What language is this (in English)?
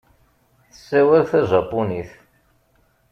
Kabyle